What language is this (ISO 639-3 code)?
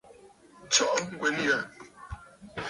bfd